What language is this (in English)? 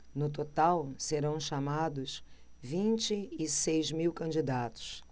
Portuguese